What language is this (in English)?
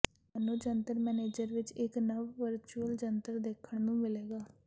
Punjabi